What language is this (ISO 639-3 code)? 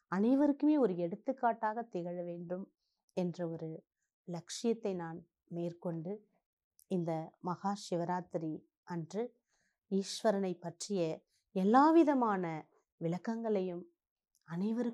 tam